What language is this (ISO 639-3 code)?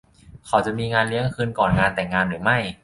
tha